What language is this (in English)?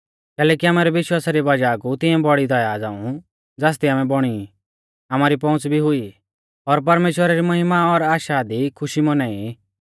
Mahasu Pahari